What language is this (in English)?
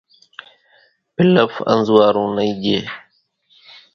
Kachi Koli